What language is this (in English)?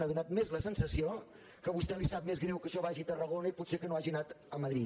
Catalan